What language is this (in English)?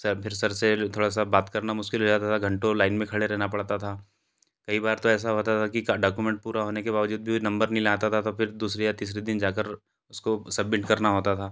Hindi